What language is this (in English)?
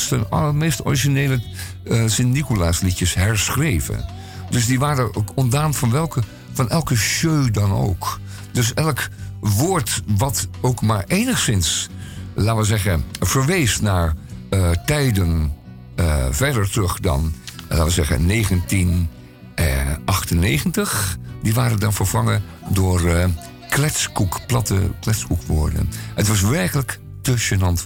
Dutch